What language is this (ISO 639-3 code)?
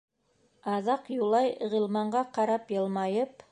bak